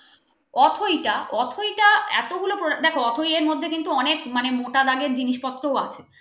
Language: Bangla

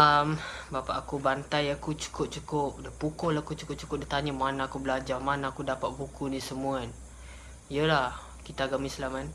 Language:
Malay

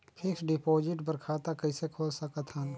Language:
Chhattisgarhi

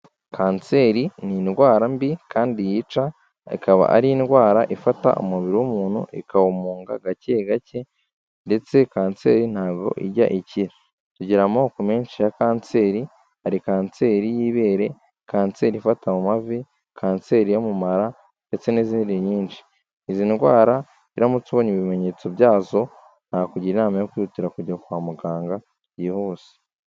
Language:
Kinyarwanda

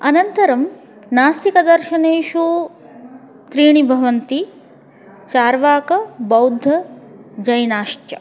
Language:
Sanskrit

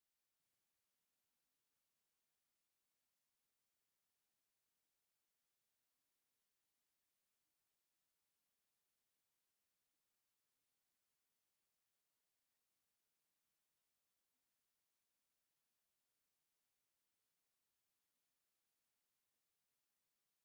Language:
Tigrinya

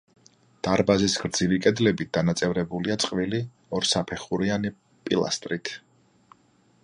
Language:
Georgian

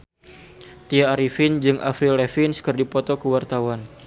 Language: Sundanese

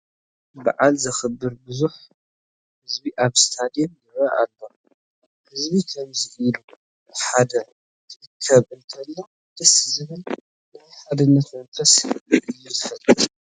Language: Tigrinya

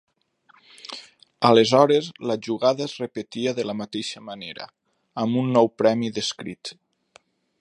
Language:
Catalan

